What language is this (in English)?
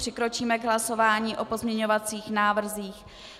Czech